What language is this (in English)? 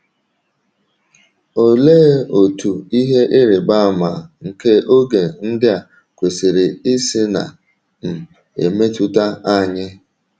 Igbo